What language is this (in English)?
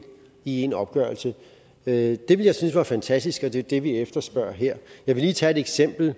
Danish